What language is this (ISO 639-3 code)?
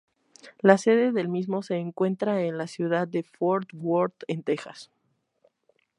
spa